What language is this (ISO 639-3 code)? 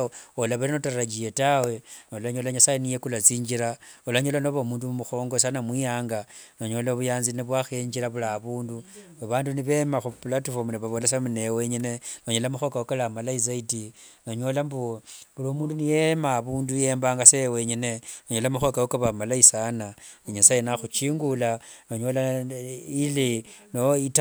lwg